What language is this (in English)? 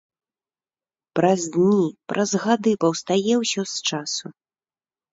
Belarusian